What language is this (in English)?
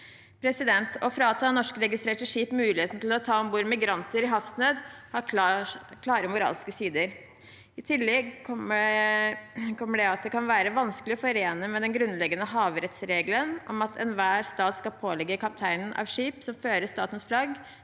Norwegian